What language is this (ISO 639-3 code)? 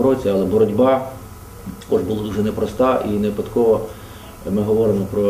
rus